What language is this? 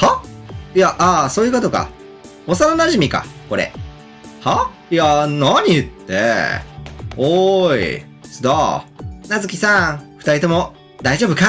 Japanese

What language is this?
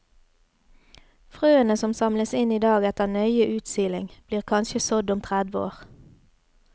Norwegian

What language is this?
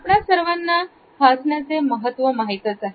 Marathi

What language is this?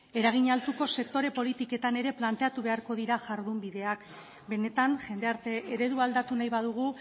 Basque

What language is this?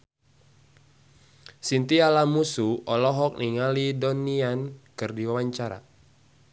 Sundanese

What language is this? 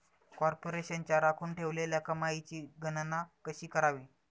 Marathi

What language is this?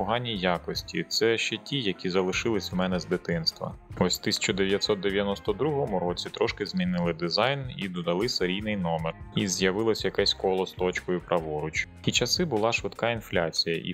Ukrainian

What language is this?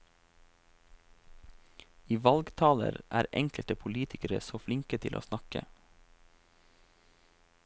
Norwegian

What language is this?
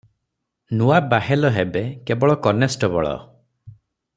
Odia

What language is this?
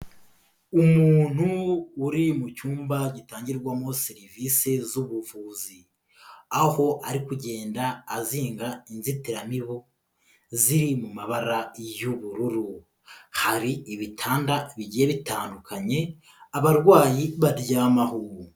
Kinyarwanda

